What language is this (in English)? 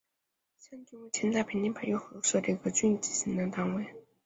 Chinese